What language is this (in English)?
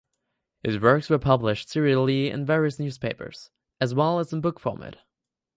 English